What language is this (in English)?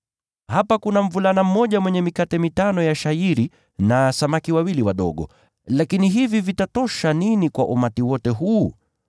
Swahili